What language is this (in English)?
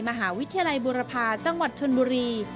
Thai